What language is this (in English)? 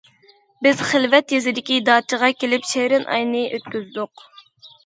Uyghur